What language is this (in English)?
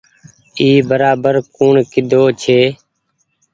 Goaria